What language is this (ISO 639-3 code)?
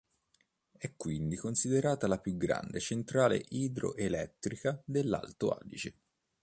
ita